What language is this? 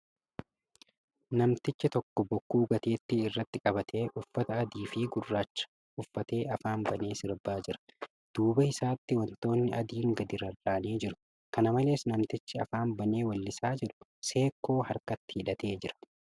Oromo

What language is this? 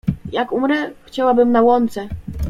Polish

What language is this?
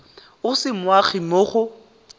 Tswana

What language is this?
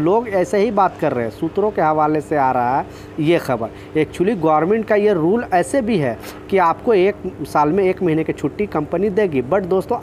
Hindi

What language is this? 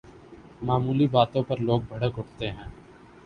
Urdu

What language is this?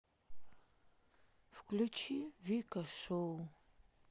Russian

